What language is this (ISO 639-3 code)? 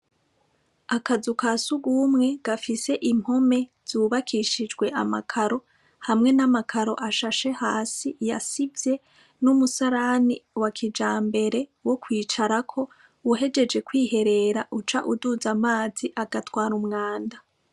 run